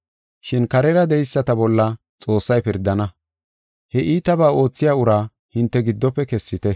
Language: Gofa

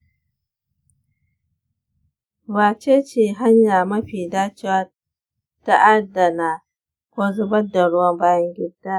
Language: Hausa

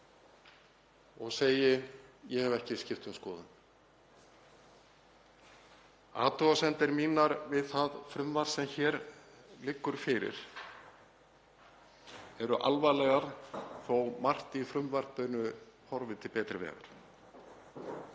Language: Icelandic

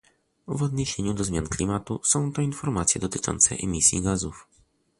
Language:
Polish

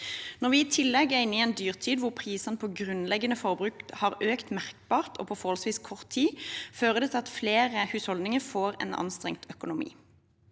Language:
Norwegian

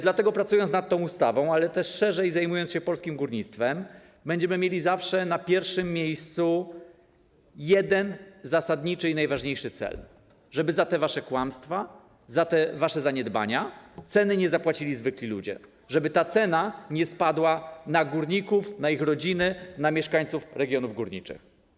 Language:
Polish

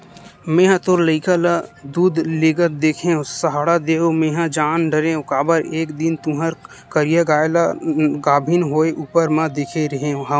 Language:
Chhattisgarhi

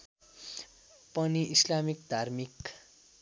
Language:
Nepali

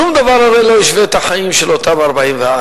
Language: Hebrew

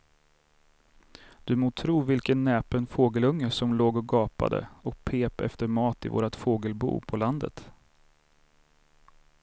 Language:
Swedish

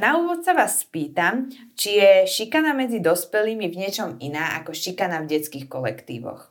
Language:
Slovak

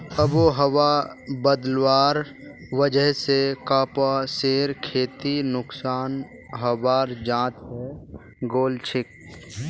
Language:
Magahi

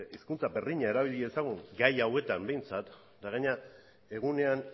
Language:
Basque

